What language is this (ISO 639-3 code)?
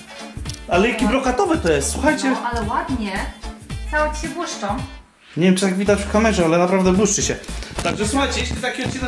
pol